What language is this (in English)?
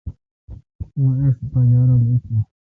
Kalkoti